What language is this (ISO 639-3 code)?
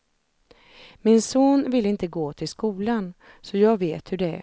swe